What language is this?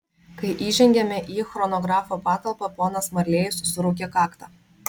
Lithuanian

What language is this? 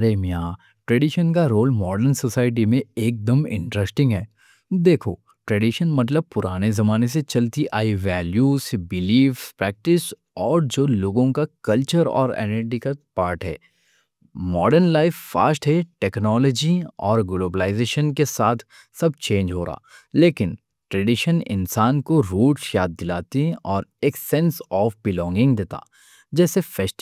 Deccan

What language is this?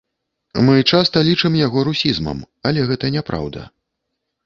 Belarusian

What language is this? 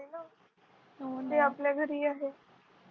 Marathi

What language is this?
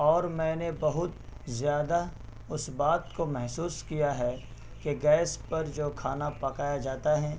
Urdu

